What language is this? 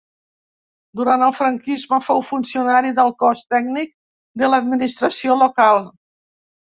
Catalan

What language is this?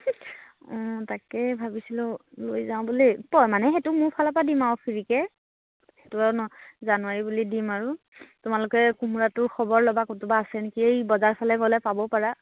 Assamese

